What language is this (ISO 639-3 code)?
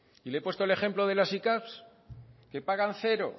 spa